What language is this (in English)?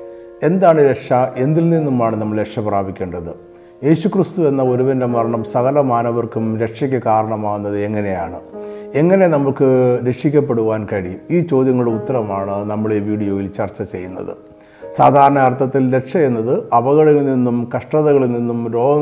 Malayalam